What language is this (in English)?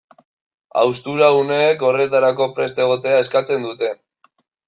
Basque